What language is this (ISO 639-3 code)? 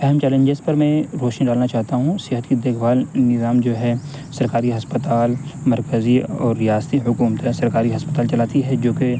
urd